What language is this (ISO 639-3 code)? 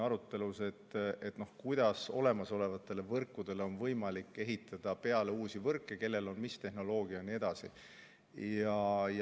est